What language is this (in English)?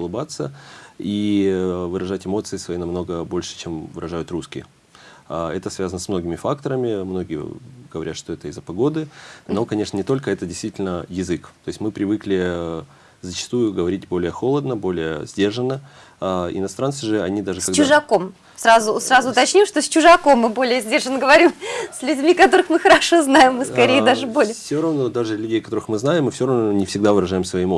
Russian